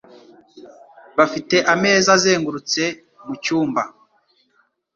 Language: Kinyarwanda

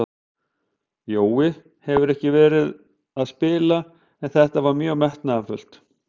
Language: Icelandic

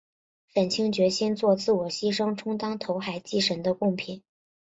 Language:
Chinese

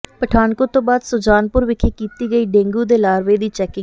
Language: Punjabi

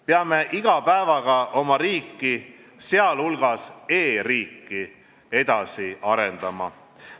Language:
Estonian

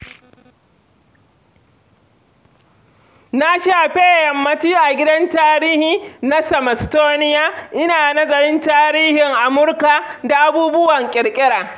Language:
Hausa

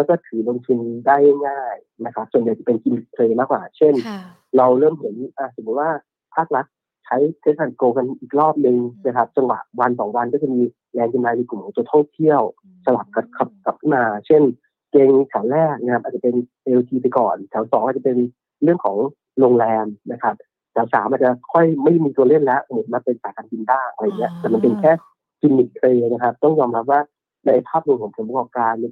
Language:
Thai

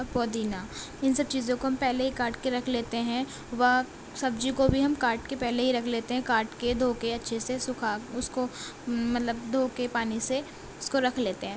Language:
Urdu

